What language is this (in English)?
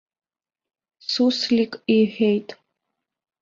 Abkhazian